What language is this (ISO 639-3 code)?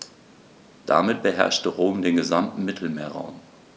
deu